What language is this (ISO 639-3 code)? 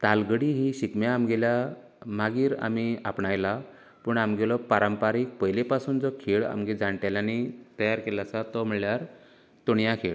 kok